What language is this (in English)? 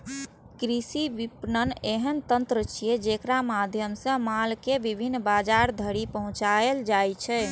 Maithili